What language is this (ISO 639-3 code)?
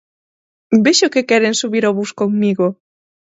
glg